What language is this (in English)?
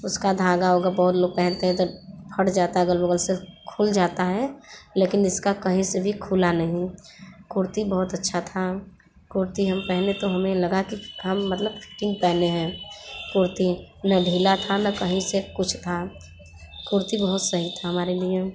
Hindi